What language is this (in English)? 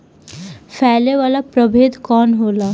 Bhojpuri